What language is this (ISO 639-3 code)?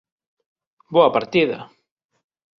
glg